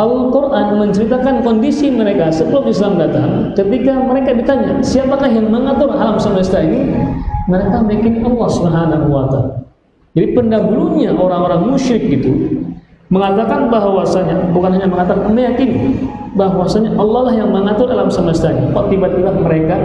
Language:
Indonesian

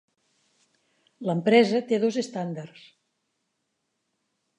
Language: Catalan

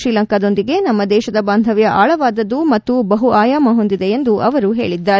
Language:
Kannada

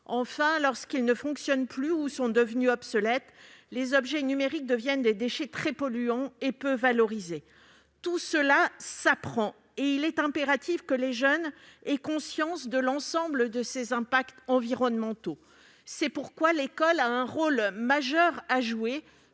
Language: French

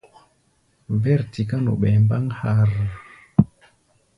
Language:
Gbaya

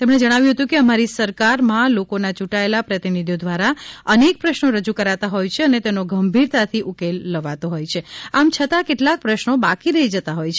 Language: Gujarati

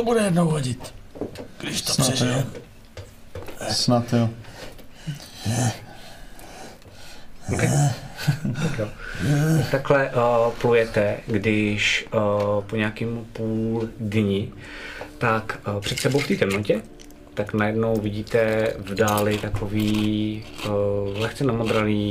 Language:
Czech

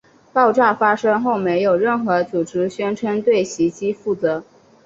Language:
Chinese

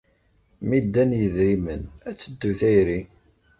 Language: Kabyle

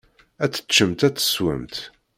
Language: Kabyle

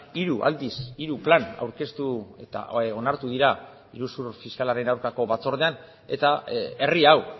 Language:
Basque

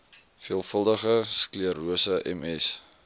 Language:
Afrikaans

